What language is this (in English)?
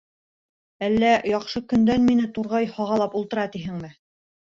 Bashkir